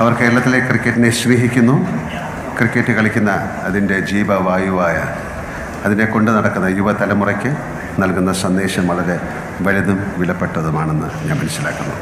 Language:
Malayalam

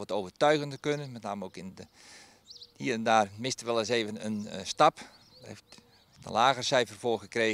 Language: Dutch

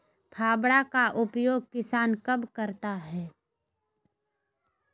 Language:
Magahi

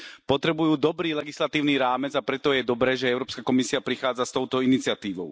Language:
Slovak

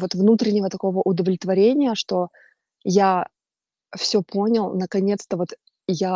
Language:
Russian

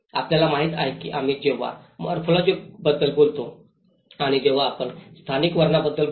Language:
Marathi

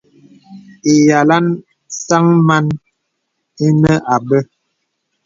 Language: Bebele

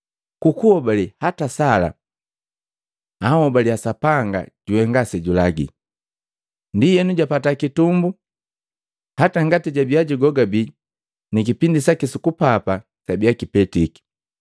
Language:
Matengo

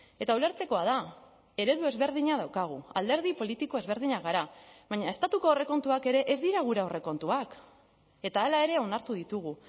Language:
Basque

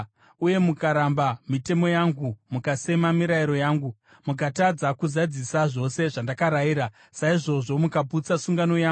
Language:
Shona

